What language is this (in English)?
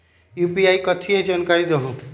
Magahi